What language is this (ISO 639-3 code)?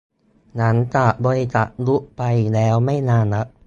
tha